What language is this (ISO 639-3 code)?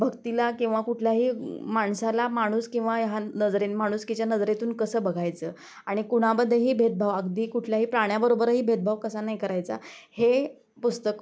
mar